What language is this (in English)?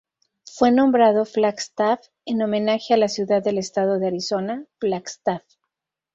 Spanish